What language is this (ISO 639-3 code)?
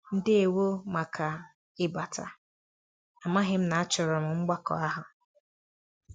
ibo